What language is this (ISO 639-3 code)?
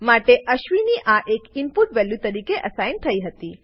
guj